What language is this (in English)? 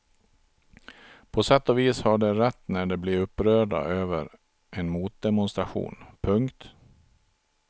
Swedish